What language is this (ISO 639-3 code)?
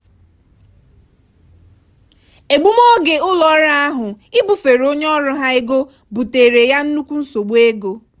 ibo